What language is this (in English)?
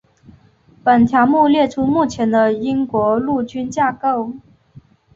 Chinese